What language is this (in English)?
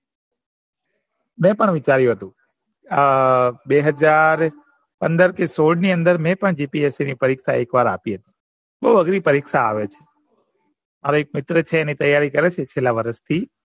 Gujarati